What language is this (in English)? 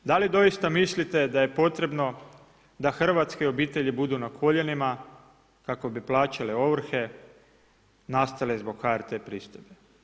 Croatian